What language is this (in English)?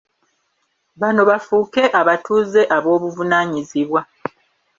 Ganda